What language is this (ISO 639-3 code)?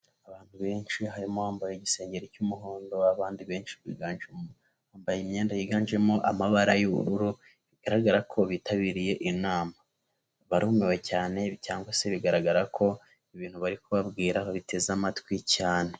kin